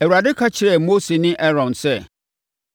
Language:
Akan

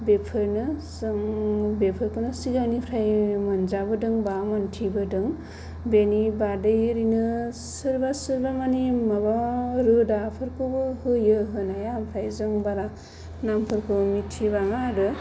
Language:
Bodo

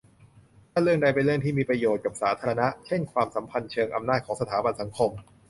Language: Thai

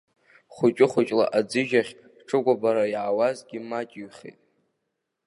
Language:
Abkhazian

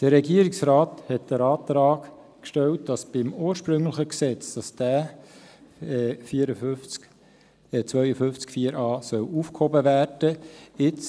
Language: Swiss German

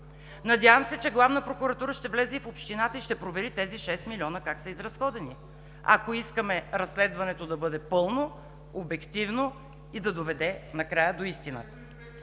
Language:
Bulgarian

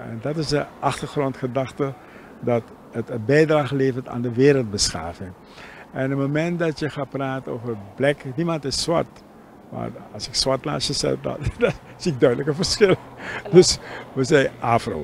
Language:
Dutch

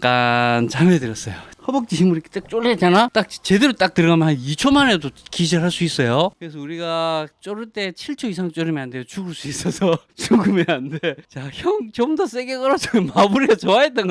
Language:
Korean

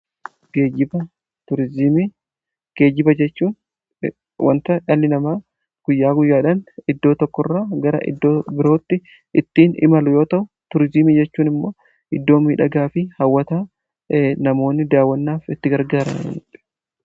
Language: Oromo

